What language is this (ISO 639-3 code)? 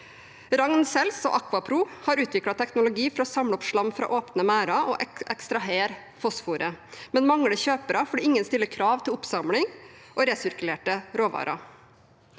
nor